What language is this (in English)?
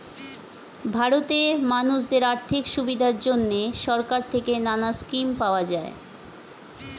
Bangla